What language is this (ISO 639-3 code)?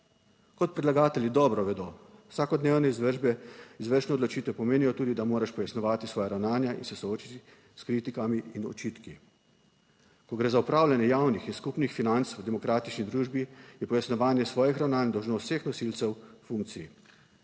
slv